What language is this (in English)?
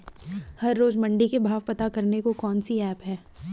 Hindi